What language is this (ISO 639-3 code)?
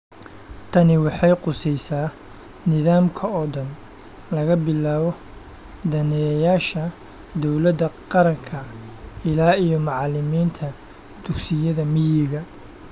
som